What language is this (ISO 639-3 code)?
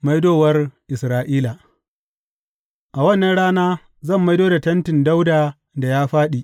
hau